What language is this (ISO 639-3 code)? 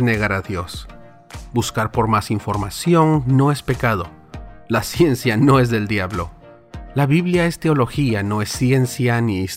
spa